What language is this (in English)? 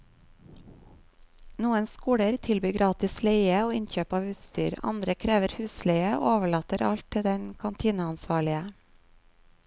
Norwegian